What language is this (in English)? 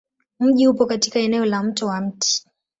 Swahili